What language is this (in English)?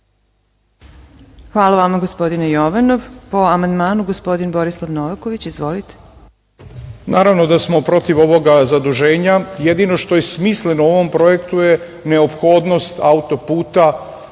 Serbian